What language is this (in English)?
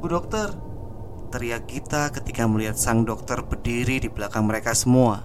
Indonesian